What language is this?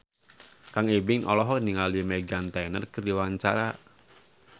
Sundanese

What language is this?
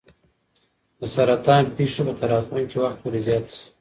Pashto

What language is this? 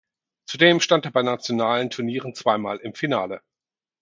German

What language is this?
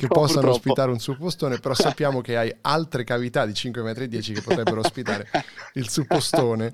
Italian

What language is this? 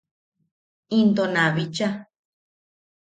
Yaqui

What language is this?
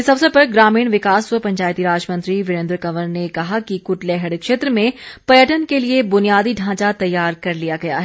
Hindi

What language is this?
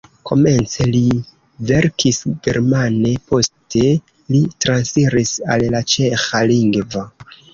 Esperanto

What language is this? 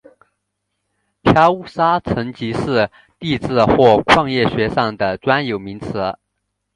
Chinese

